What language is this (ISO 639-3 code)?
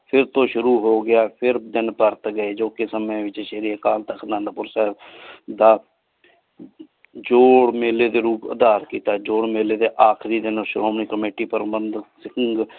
pan